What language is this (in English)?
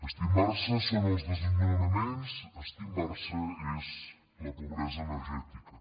Catalan